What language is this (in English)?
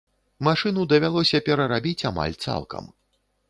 Belarusian